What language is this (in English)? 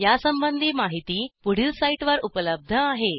Marathi